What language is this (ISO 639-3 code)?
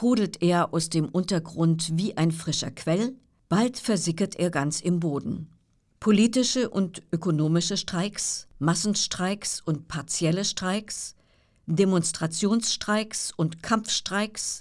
deu